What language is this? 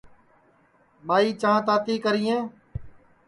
Sansi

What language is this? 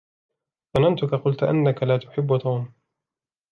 Arabic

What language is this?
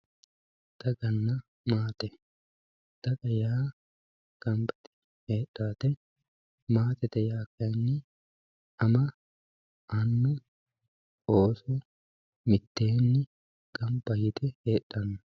Sidamo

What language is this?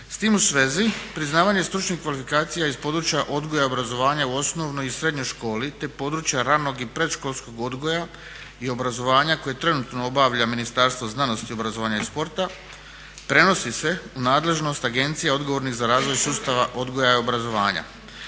Croatian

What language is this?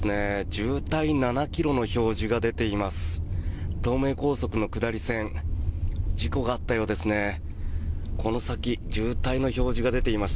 Japanese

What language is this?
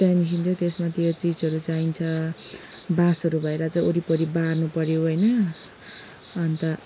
Nepali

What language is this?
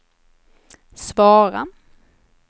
Swedish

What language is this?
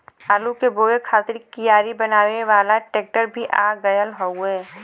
Bhojpuri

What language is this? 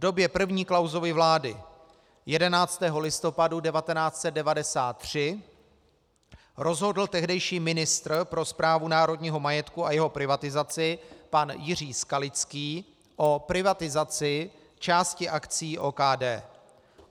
Czech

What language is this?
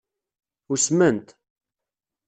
Kabyle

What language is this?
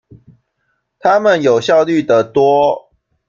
Chinese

